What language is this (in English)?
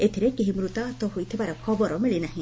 Odia